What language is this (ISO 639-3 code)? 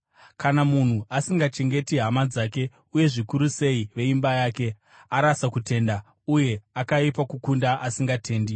sna